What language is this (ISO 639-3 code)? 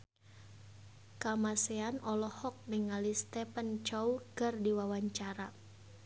sun